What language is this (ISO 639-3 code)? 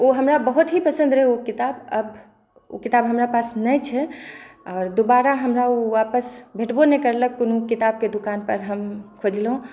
mai